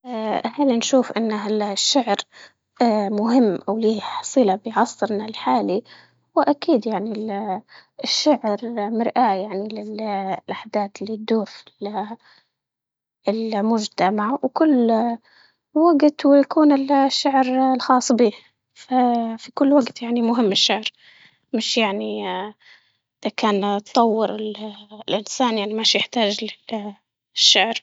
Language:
Libyan Arabic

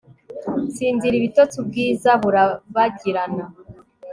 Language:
Kinyarwanda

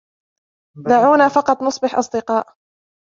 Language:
Arabic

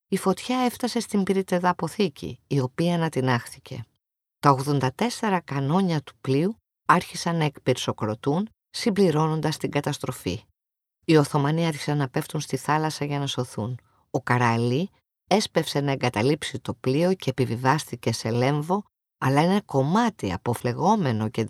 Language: Greek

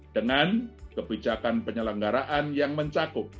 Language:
Indonesian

